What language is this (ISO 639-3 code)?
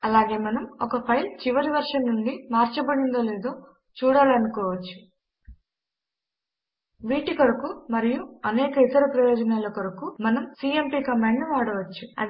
tel